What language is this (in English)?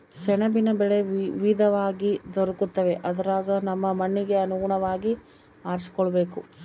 Kannada